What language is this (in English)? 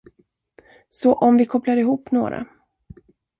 Swedish